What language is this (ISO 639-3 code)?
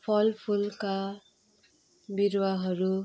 nep